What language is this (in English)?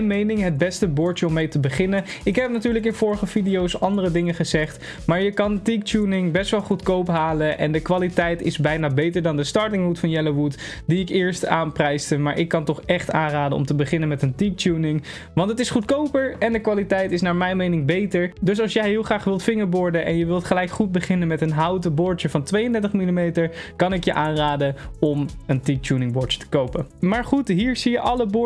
Dutch